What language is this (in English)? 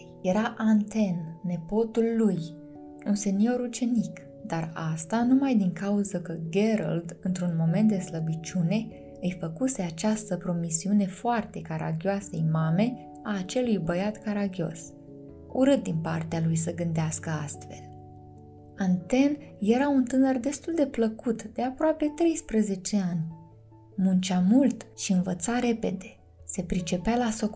Romanian